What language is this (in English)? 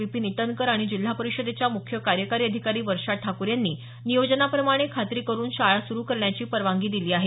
Marathi